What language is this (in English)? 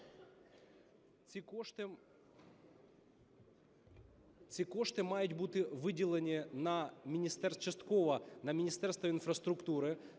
Ukrainian